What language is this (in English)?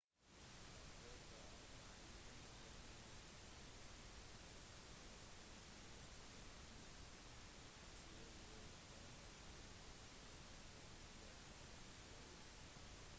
Norwegian Bokmål